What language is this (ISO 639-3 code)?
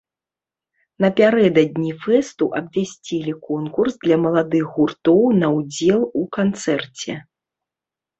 bel